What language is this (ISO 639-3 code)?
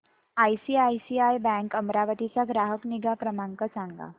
mar